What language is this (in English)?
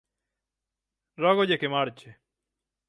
Galician